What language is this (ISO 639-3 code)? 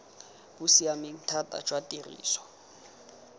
tsn